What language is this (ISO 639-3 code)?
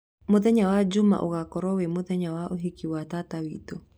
kik